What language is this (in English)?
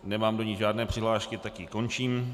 Czech